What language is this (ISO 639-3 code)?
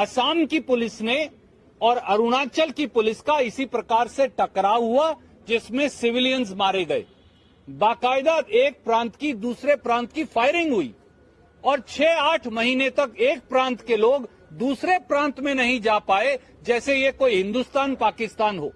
hin